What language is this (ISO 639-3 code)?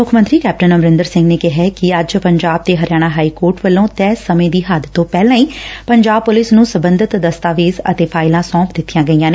pan